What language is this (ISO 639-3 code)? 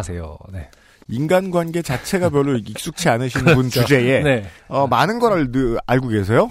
kor